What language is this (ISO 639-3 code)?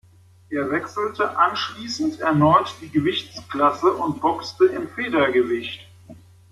deu